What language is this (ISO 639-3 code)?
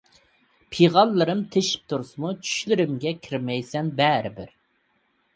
uig